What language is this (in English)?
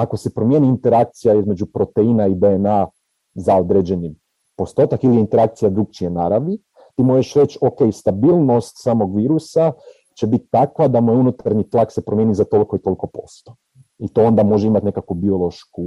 Croatian